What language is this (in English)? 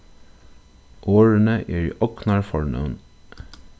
Faroese